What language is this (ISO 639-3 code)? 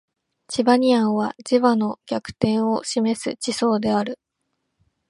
jpn